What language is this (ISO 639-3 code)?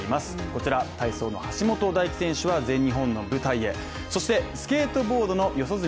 jpn